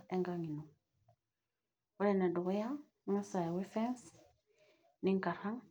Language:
Masai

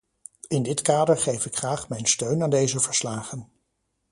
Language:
Dutch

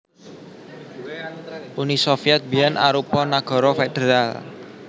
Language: Javanese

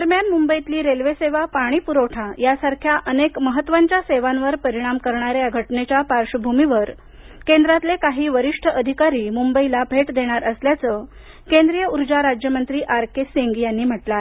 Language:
Marathi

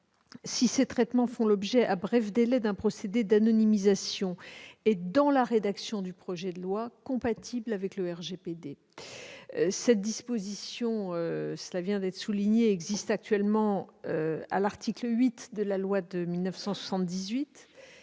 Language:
French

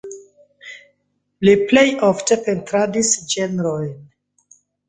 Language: Esperanto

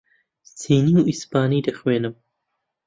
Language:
Central Kurdish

